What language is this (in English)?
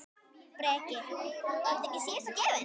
Icelandic